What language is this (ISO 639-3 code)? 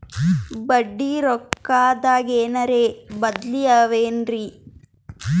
kan